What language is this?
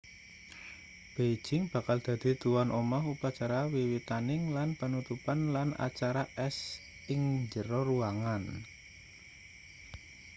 Javanese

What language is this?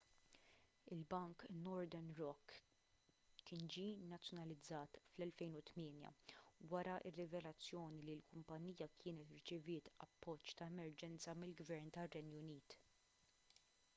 Maltese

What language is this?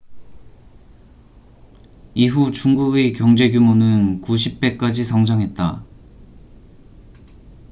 Korean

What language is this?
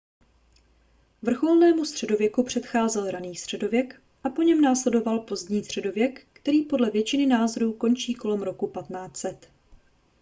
Czech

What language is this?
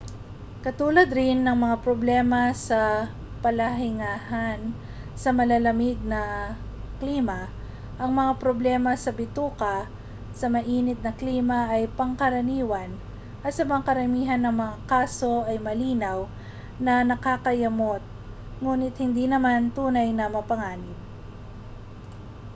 Filipino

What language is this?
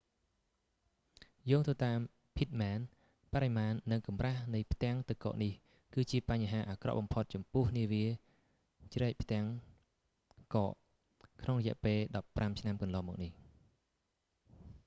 Khmer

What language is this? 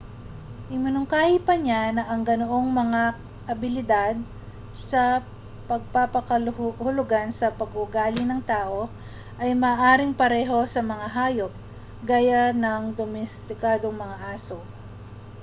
Filipino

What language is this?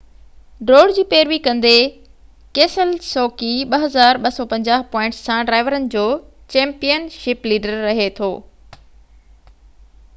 Sindhi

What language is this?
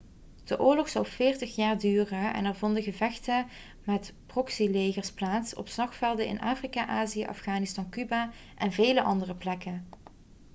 Dutch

